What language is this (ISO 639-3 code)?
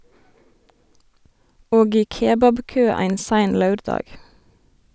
nor